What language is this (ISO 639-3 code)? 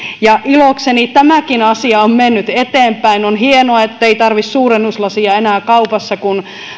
fin